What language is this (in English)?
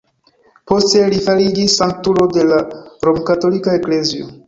Esperanto